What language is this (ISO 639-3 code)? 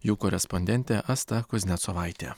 lit